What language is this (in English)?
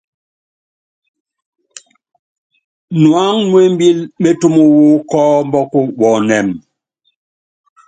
Yangben